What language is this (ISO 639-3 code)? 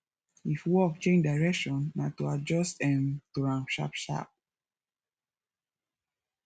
pcm